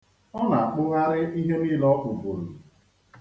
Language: Igbo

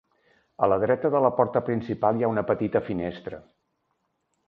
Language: Catalan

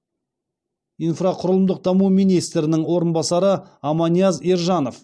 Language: Kazakh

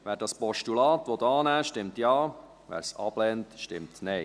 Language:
Swiss German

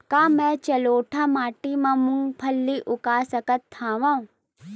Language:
Chhattisgarhi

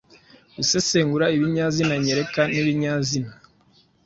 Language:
Kinyarwanda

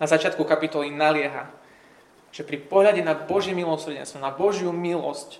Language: Slovak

